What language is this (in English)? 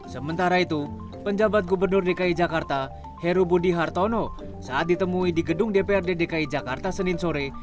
Indonesian